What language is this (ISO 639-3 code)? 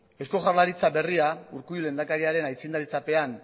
eus